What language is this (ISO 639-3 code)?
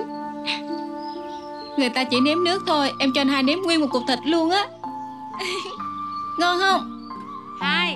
vie